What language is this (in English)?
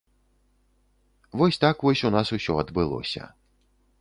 Belarusian